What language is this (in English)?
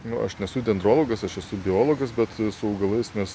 Lithuanian